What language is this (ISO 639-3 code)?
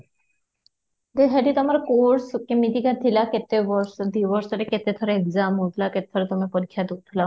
ori